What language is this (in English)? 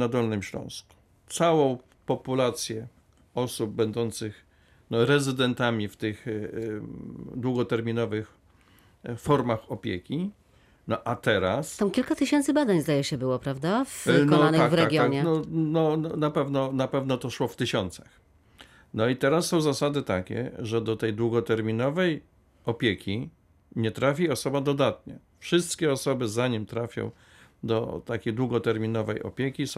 Polish